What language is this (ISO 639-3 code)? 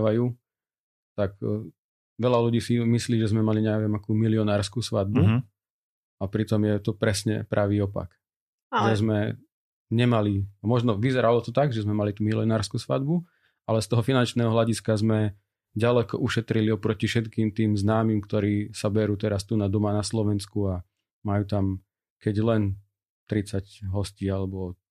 slk